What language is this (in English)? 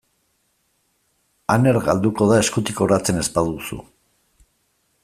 Basque